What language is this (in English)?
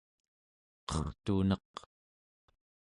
Central Yupik